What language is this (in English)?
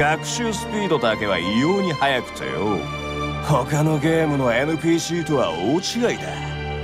Japanese